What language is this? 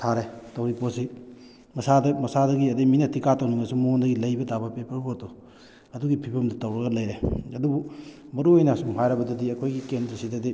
Manipuri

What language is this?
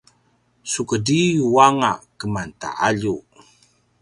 Paiwan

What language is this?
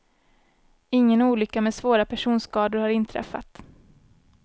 Swedish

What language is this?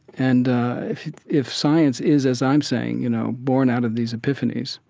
English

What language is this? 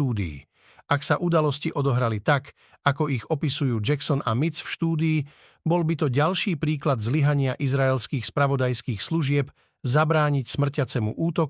Slovak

